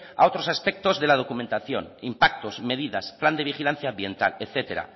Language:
Spanish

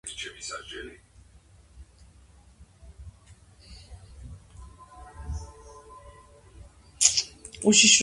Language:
Georgian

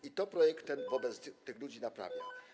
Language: Polish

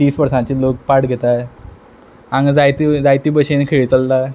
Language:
Konkani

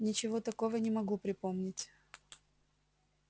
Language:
Russian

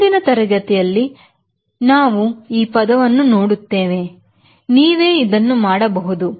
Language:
Kannada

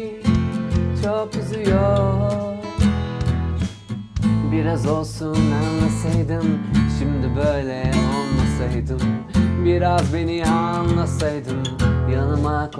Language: Turkish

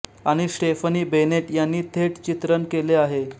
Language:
Marathi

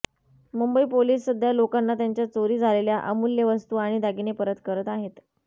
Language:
Marathi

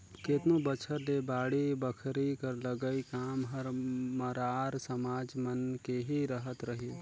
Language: Chhattisgarhi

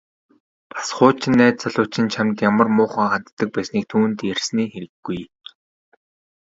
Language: Mongolian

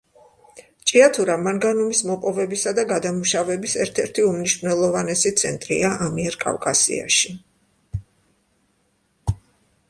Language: Georgian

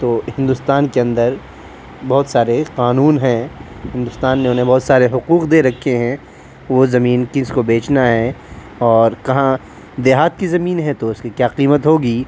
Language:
Urdu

